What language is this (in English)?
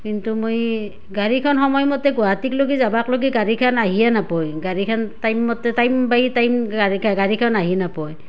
Assamese